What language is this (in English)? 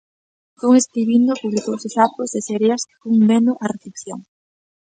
Galician